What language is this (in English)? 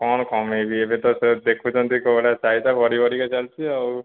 Odia